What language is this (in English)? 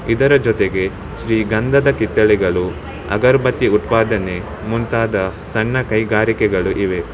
Kannada